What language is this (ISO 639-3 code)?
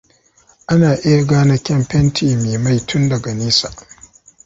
hau